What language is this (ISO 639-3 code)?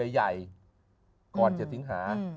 tha